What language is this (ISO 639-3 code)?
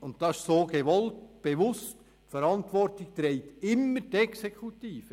gsw